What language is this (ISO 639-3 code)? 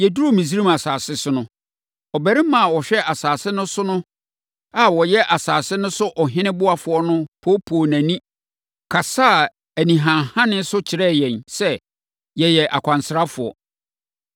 aka